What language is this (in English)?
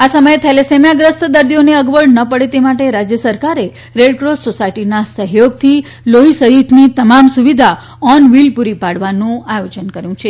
Gujarati